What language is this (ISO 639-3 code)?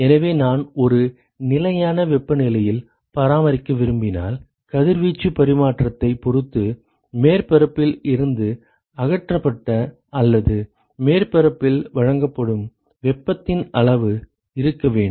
tam